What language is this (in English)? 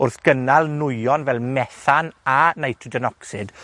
Welsh